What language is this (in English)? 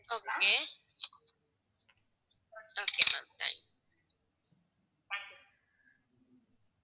Tamil